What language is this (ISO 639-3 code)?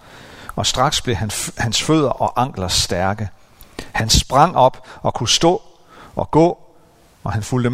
dan